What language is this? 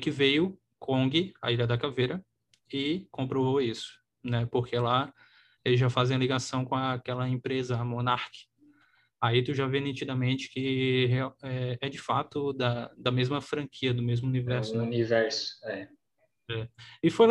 Portuguese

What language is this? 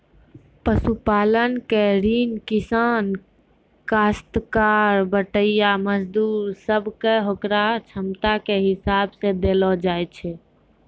Maithili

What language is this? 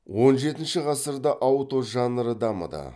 Kazakh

